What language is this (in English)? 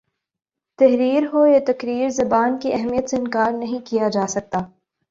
Urdu